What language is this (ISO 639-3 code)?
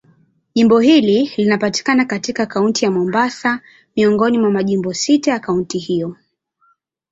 swa